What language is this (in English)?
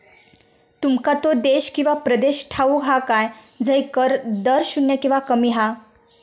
Marathi